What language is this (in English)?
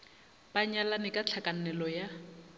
Northern Sotho